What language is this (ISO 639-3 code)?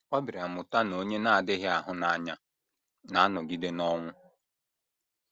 ibo